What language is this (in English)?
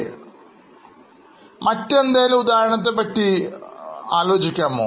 Malayalam